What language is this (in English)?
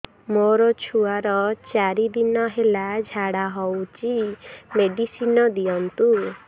Odia